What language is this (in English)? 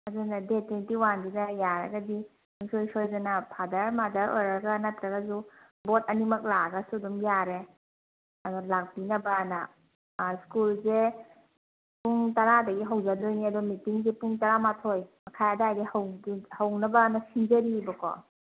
Manipuri